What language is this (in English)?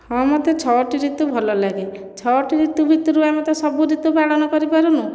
Odia